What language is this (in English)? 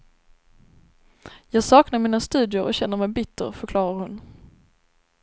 Swedish